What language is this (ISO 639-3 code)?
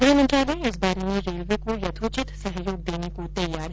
hin